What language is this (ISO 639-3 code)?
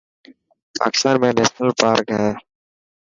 mki